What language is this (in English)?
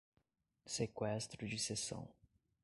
Portuguese